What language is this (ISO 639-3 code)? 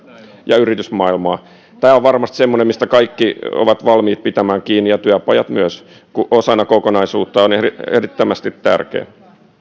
fin